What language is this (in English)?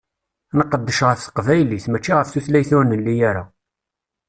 Kabyle